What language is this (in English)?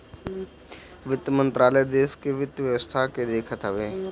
Bhojpuri